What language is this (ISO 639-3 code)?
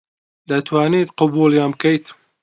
ckb